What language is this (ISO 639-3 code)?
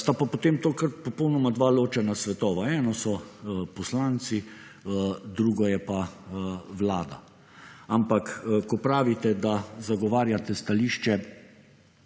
slv